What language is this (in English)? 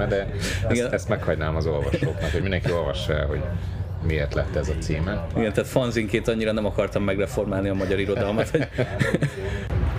Hungarian